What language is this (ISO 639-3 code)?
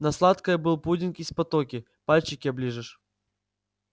rus